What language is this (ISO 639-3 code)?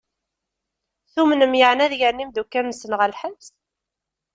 kab